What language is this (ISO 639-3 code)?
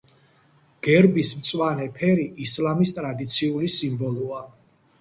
kat